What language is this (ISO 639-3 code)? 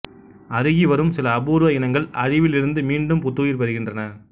tam